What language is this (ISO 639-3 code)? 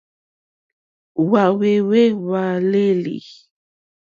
bri